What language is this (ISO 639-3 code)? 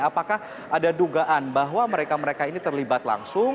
ind